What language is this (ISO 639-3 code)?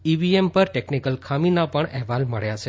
guj